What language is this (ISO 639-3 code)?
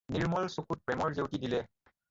asm